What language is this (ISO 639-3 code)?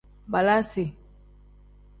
kdh